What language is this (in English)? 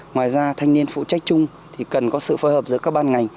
Vietnamese